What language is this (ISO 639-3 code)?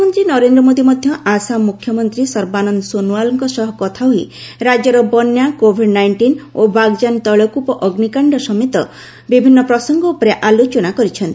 ori